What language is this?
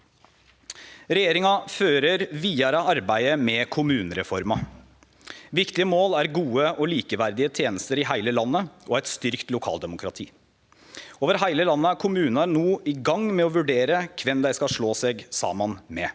Norwegian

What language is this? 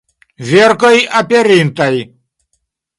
Esperanto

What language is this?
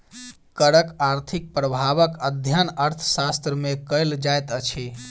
Maithili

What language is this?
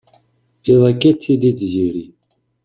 Kabyle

